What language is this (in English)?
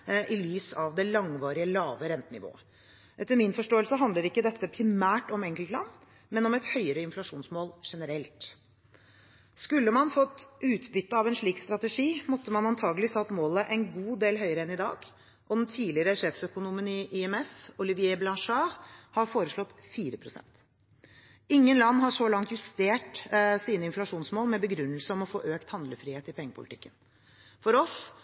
Norwegian Bokmål